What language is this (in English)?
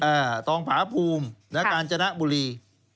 Thai